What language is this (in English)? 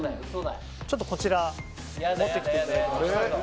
Japanese